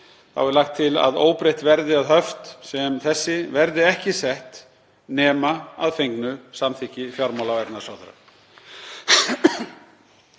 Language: Icelandic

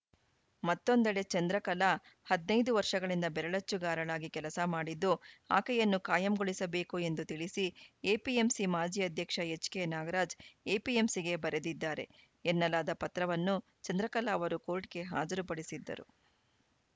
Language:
Kannada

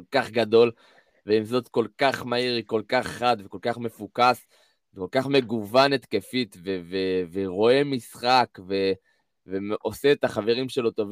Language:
Hebrew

